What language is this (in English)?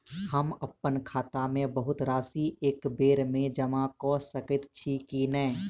Maithili